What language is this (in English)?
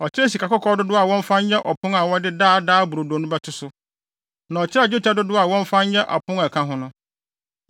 Akan